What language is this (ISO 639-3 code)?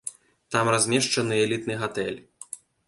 bel